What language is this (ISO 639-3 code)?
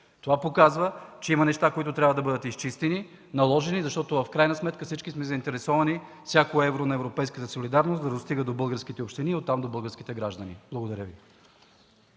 bul